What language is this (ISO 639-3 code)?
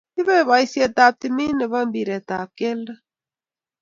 kln